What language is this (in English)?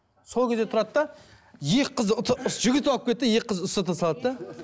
Kazakh